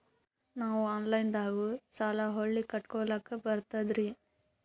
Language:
Kannada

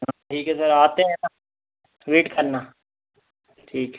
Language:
Hindi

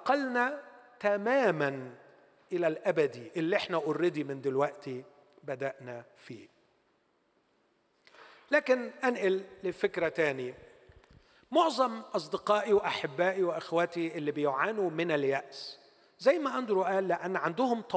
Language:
Arabic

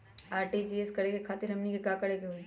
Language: Magahi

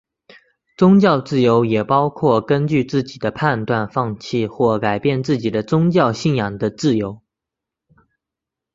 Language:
Chinese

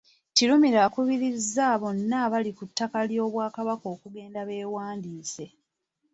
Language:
Ganda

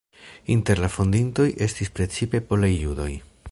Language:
Esperanto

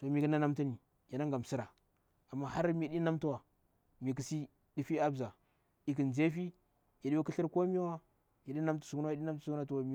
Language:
Bura-Pabir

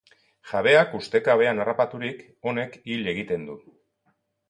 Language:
Basque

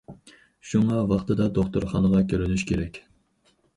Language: Uyghur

